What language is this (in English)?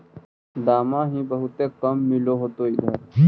Magahi